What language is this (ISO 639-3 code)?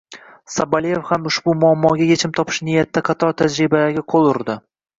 uzb